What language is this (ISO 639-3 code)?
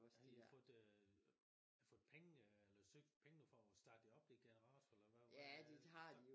dan